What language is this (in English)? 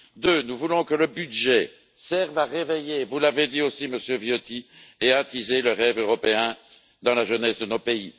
French